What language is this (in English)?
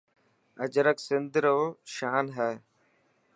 Dhatki